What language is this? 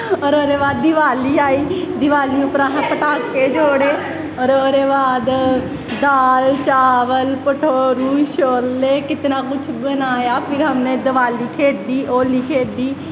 Dogri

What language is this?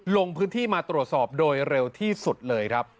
Thai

